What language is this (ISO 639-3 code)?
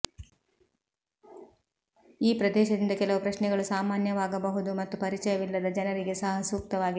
kan